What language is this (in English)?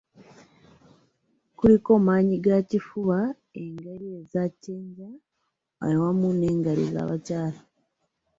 Ganda